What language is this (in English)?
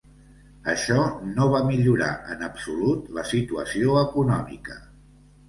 Catalan